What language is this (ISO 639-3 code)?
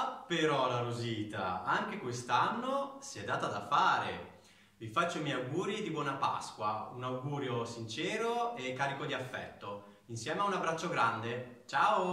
ita